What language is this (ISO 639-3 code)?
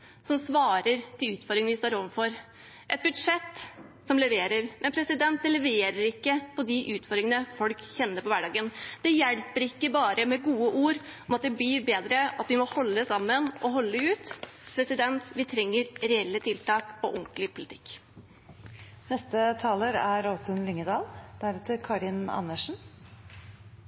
nob